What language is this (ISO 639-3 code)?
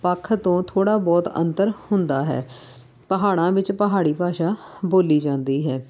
pan